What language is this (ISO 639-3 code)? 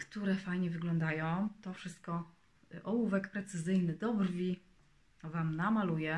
pol